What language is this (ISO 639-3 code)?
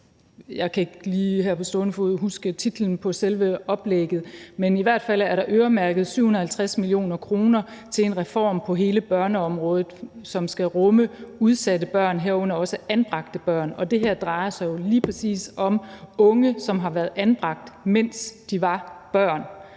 dan